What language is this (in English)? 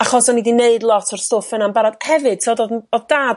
Welsh